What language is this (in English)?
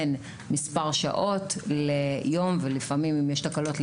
Hebrew